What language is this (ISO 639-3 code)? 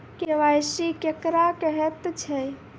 mai